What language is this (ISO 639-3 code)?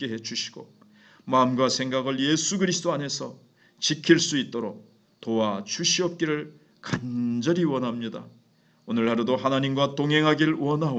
kor